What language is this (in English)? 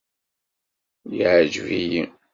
Kabyle